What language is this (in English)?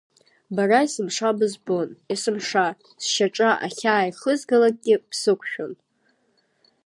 Abkhazian